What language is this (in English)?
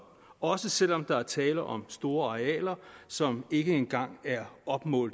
Danish